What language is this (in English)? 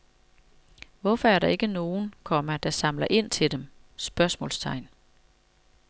Danish